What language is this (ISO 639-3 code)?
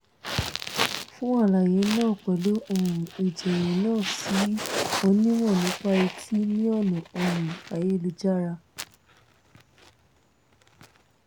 yor